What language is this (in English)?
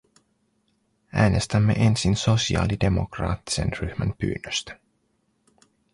Finnish